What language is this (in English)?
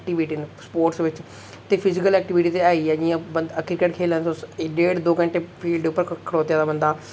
Dogri